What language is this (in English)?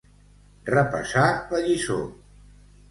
Catalan